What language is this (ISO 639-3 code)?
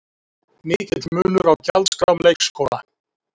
isl